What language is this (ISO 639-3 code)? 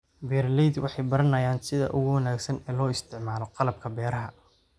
som